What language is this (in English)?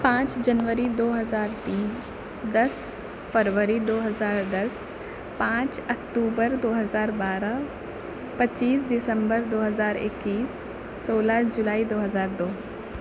Urdu